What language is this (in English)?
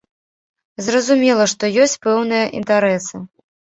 Belarusian